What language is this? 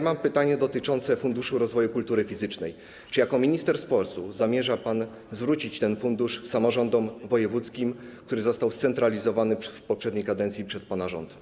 Polish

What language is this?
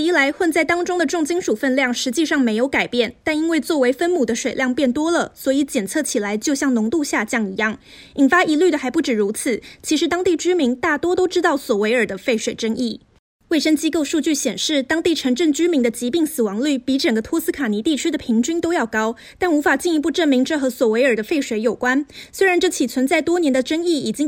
Chinese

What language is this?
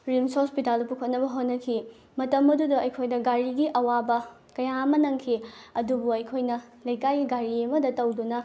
Manipuri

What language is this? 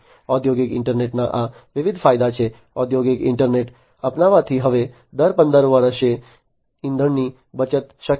Gujarati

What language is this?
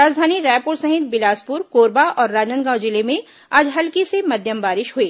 Hindi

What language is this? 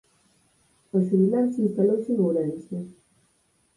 Galician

